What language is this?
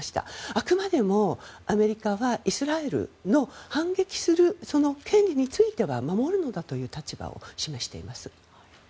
Japanese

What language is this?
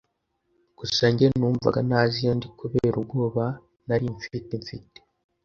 Kinyarwanda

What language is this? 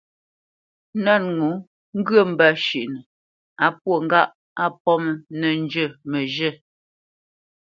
Bamenyam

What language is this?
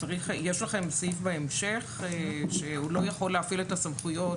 Hebrew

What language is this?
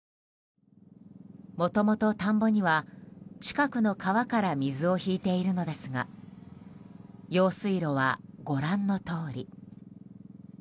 Japanese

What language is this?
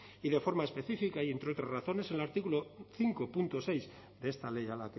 Spanish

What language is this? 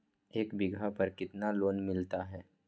Magahi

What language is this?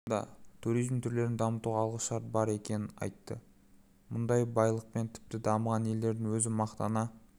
Kazakh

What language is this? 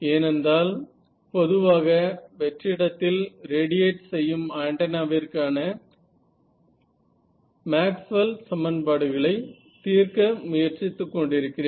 Tamil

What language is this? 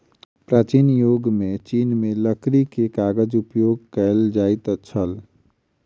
Maithili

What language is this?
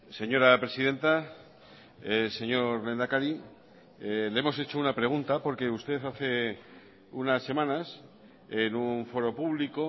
Spanish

